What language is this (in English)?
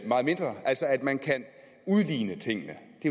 Danish